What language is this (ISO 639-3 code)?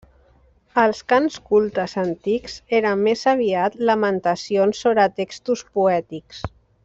cat